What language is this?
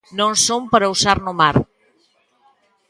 Galician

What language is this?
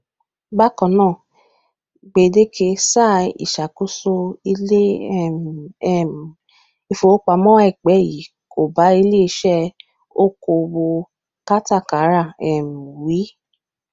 Yoruba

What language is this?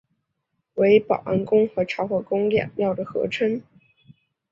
Chinese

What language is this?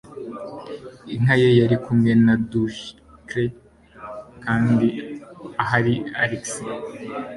Kinyarwanda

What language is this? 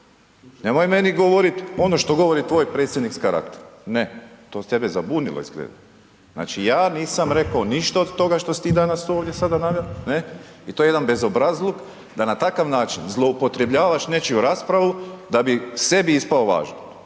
Croatian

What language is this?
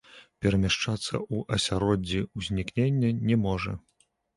Belarusian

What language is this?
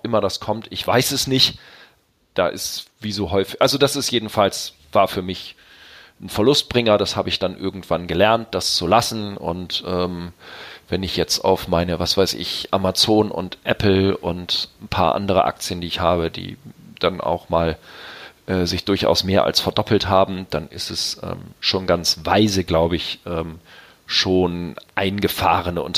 German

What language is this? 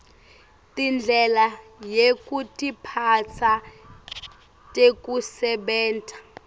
Swati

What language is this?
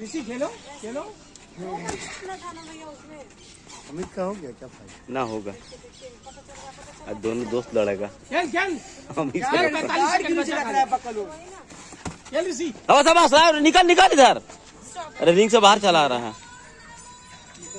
Hindi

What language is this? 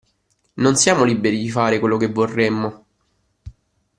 Italian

